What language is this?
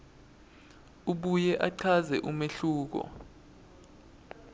Swati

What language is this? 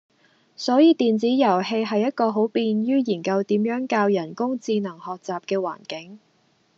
Cantonese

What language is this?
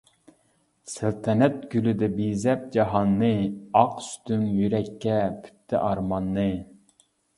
Uyghur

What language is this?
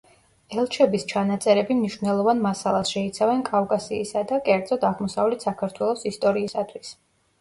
Georgian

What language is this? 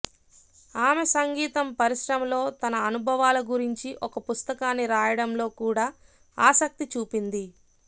Telugu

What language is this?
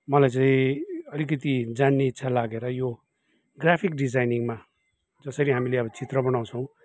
Nepali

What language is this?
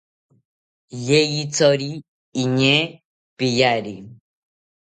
South Ucayali Ashéninka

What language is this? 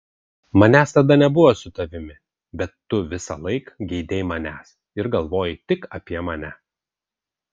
Lithuanian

